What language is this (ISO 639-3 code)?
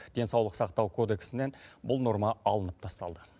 kaz